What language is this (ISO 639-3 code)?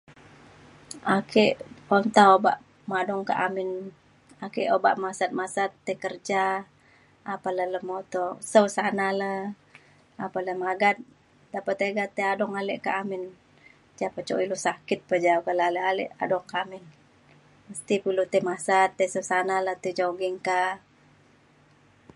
xkl